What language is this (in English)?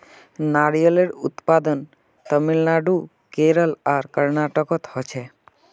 Magahi